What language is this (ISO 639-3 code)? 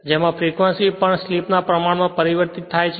guj